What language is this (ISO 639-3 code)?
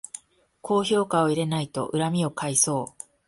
jpn